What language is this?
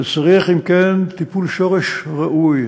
Hebrew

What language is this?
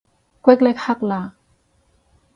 Cantonese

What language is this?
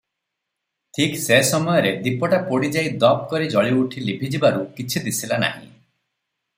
Odia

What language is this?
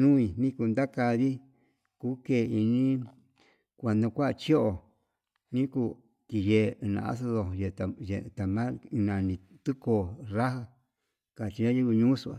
Yutanduchi Mixtec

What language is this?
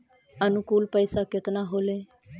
Magahi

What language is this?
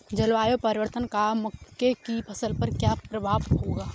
Hindi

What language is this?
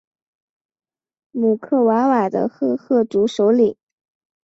Chinese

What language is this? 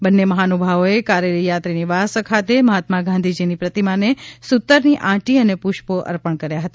Gujarati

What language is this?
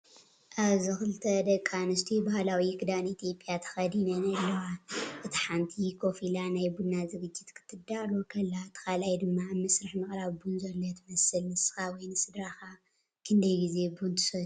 Tigrinya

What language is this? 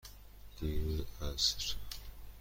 Persian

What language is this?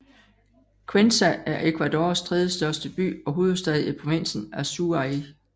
Danish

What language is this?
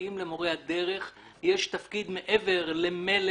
Hebrew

